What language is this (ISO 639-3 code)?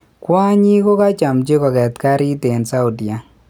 kln